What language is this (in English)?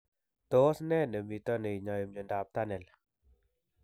Kalenjin